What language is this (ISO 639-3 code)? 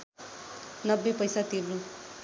nep